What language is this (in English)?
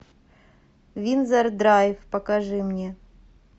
Russian